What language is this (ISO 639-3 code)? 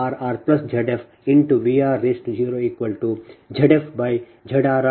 kan